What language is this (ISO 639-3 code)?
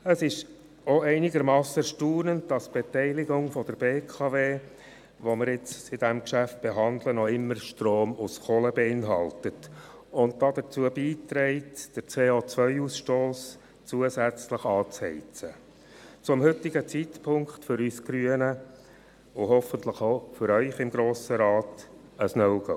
gsw